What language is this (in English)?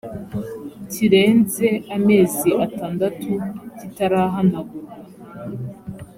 Kinyarwanda